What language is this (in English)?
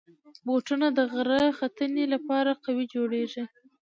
Pashto